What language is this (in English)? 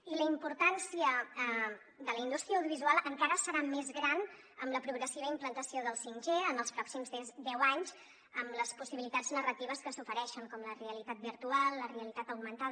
Catalan